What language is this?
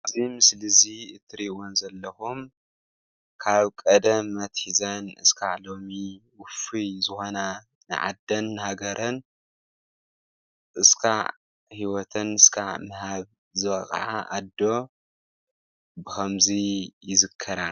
Tigrinya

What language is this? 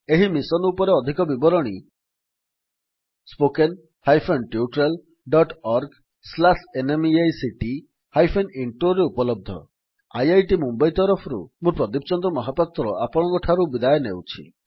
Odia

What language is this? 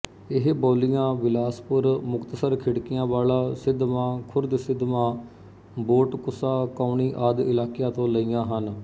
Punjabi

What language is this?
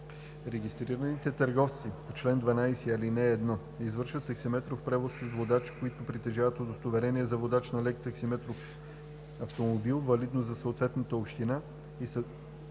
Bulgarian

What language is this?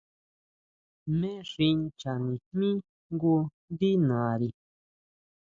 Huautla Mazatec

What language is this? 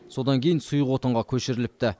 Kazakh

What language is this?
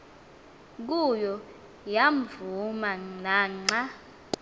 Xhosa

